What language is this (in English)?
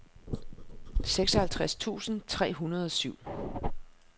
Danish